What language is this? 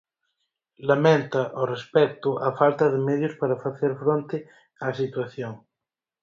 Galician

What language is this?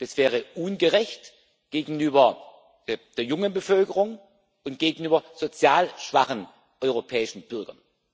German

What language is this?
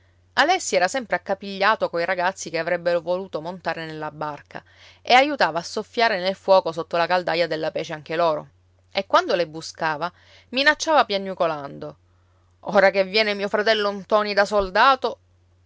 Italian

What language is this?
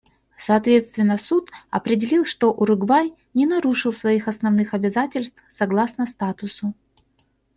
Russian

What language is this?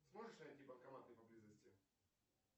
Russian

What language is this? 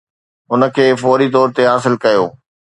Sindhi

